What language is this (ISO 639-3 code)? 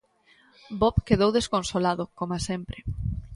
glg